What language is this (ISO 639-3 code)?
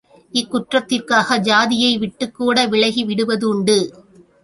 tam